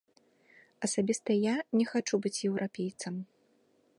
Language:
Belarusian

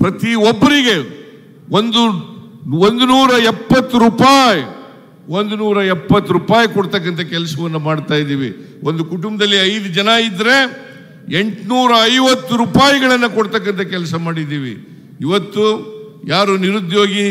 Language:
Kannada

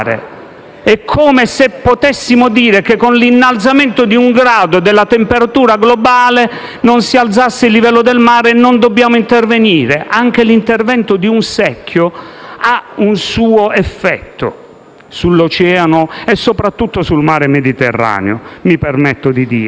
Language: Italian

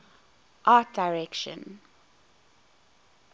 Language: English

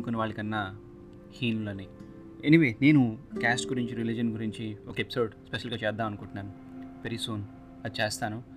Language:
Telugu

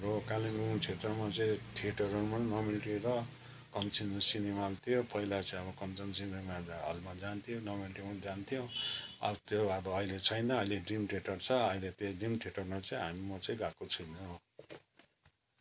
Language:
Nepali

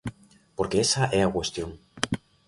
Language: Galician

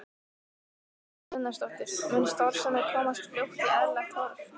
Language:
Icelandic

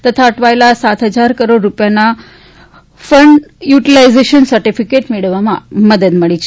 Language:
Gujarati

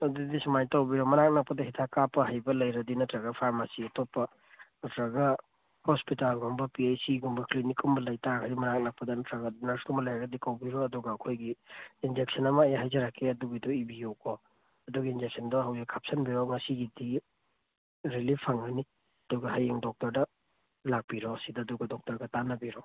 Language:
Manipuri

